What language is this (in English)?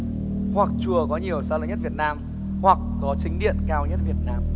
Vietnamese